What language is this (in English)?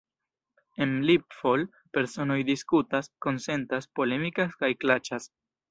Esperanto